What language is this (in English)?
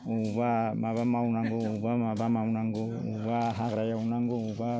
Bodo